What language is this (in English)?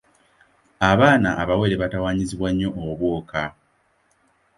Ganda